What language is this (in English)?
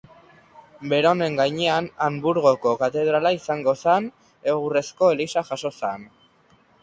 Basque